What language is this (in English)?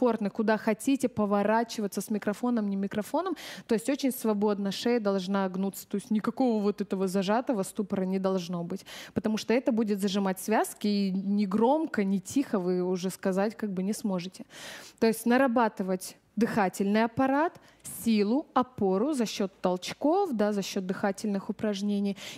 Russian